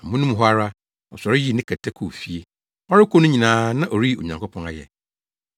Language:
Akan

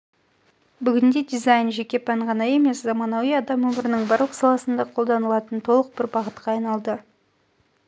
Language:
Kazakh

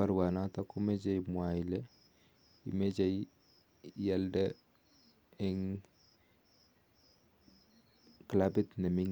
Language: Kalenjin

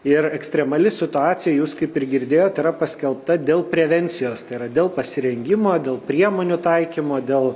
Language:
Lithuanian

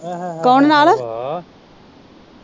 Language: Punjabi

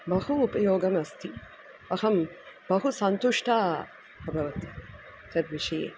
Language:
Sanskrit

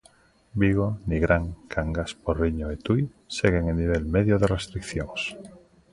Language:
Galician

